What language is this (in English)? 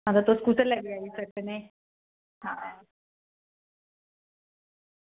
Dogri